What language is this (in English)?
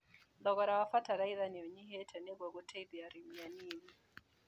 Kikuyu